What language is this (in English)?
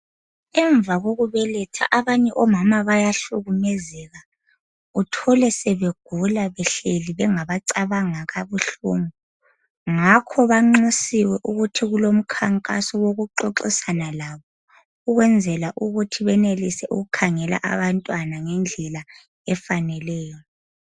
North Ndebele